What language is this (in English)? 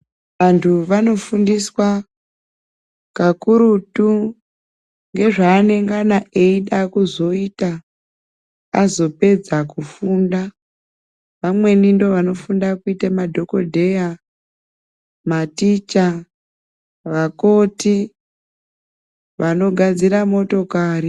Ndau